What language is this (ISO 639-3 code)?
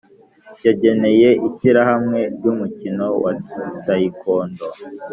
kin